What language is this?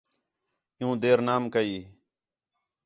Khetrani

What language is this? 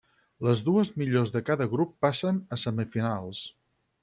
Catalan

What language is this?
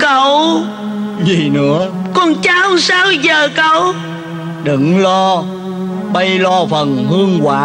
Vietnamese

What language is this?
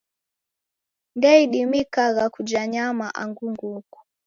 Taita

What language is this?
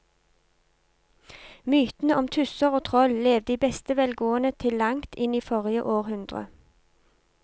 Norwegian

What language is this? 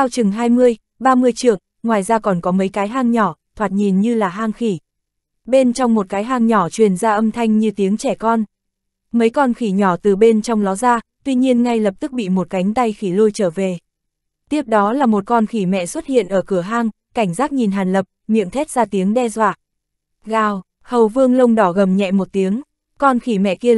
Vietnamese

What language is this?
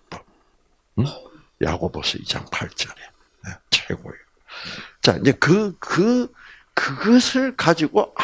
Korean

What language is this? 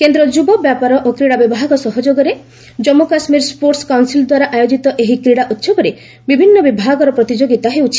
Odia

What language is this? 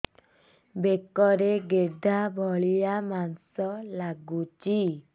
Odia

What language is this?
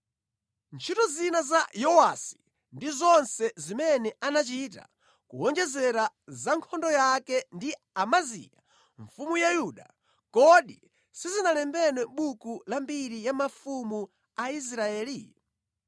Nyanja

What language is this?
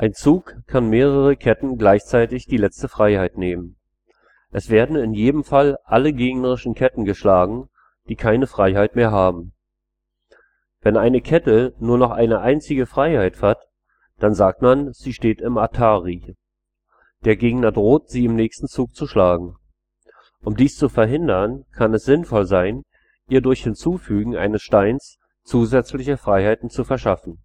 German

